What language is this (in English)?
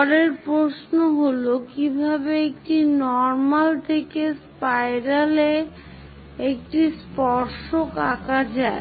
Bangla